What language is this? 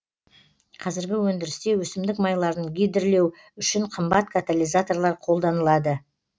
Kazakh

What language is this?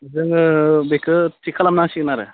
Bodo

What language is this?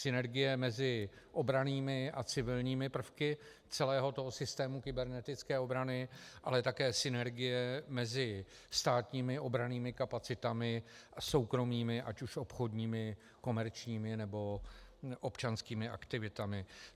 Czech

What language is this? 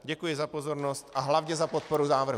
Czech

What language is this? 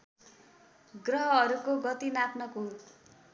Nepali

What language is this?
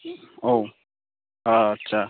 Bodo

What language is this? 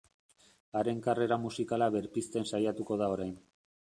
Basque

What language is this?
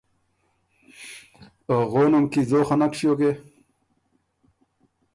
Ormuri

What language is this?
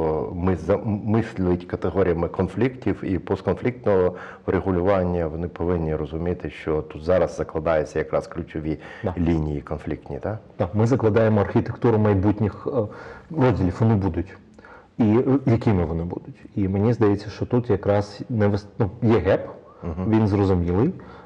Ukrainian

